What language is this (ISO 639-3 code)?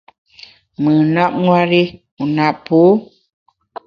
bax